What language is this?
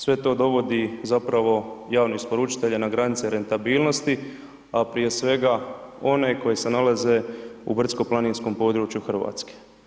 Croatian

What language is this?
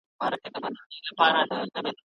Pashto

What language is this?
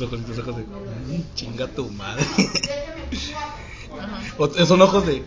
Spanish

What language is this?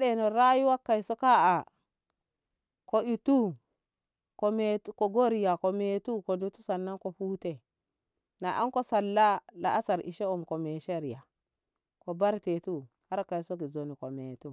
Ngamo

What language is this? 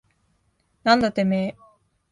Japanese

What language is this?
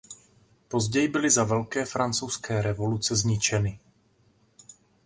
Czech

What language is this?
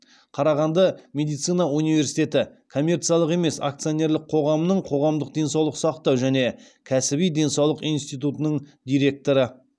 Kazakh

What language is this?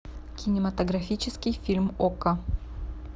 Russian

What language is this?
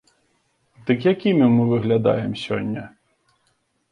Belarusian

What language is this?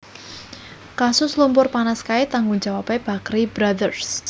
Javanese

